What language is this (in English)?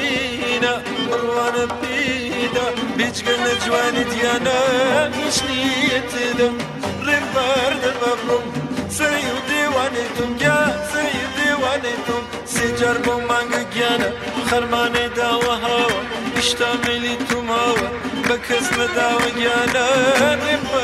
Persian